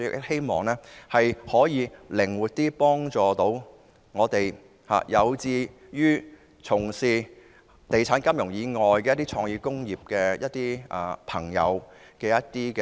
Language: Cantonese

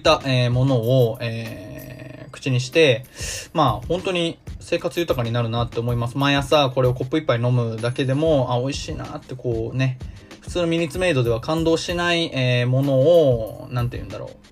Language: Japanese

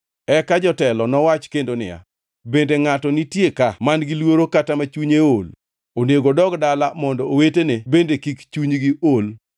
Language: Luo (Kenya and Tanzania)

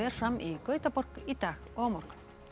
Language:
Icelandic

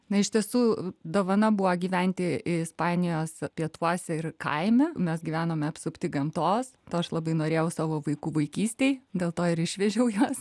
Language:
Lithuanian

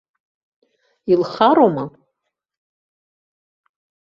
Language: Abkhazian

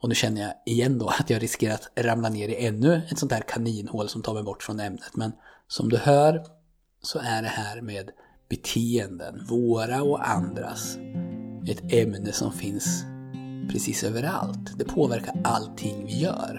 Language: Swedish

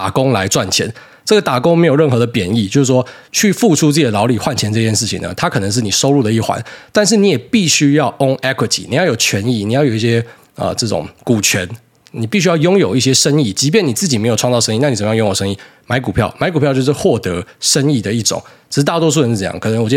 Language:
Chinese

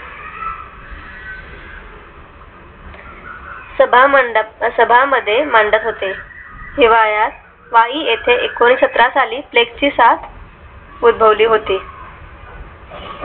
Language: Marathi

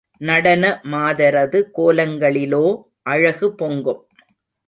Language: Tamil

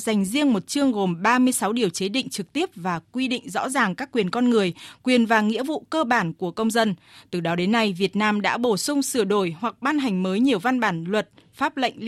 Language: Vietnamese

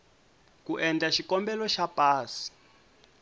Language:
Tsonga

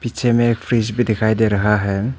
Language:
Hindi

